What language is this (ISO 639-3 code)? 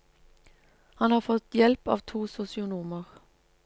nor